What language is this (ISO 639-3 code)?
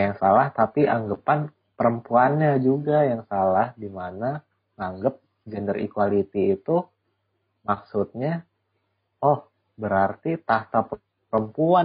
ind